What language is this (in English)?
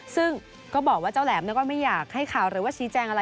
Thai